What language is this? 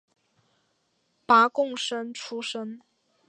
Chinese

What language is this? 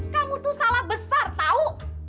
Indonesian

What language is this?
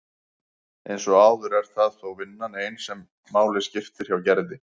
Icelandic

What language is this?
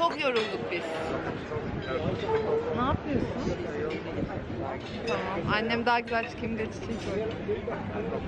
Turkish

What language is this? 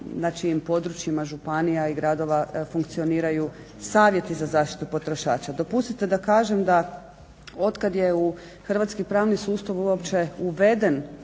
Croatian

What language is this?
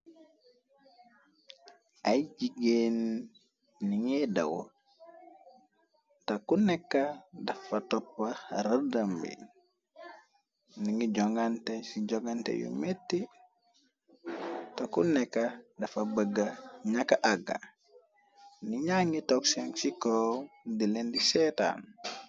Wolof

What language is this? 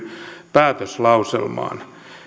Finnish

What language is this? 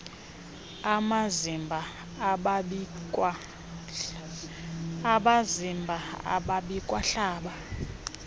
Xhosa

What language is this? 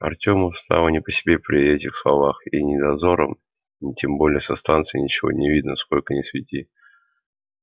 Russian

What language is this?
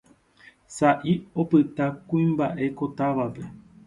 Guarani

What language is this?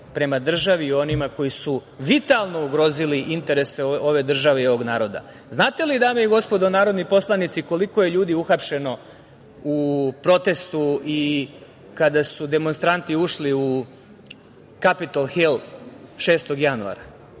Serbian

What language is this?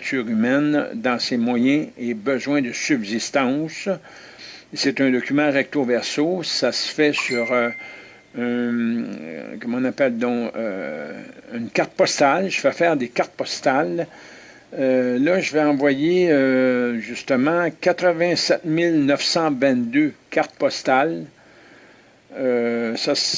French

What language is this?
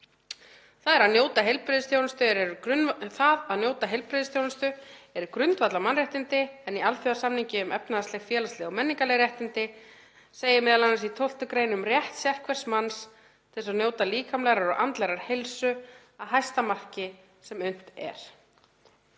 Icelandic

